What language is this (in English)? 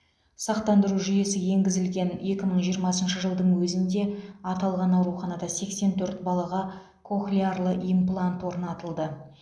Kazakh